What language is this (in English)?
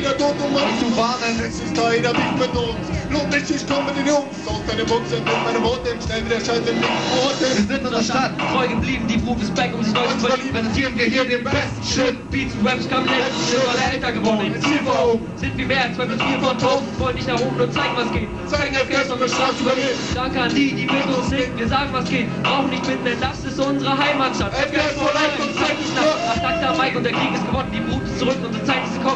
German